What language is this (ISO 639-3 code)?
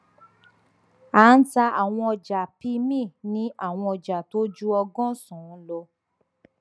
yor